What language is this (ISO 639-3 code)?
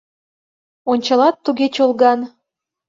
chm